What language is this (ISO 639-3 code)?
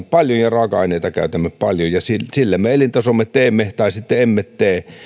fin